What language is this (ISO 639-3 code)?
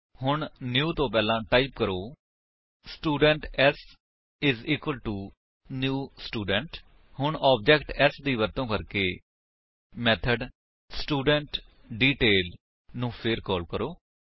pan